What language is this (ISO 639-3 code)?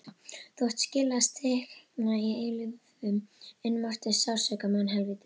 isl